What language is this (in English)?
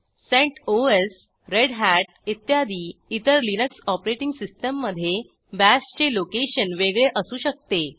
Marathi